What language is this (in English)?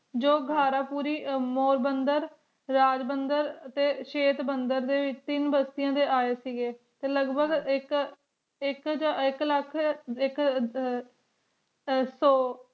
Punjabi